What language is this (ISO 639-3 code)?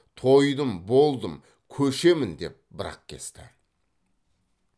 kaz